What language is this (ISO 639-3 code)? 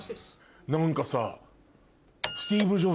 jpn